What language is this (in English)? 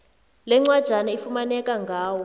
South Ndebele